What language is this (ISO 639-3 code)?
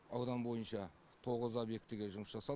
kaz